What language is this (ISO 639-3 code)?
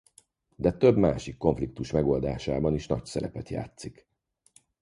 hun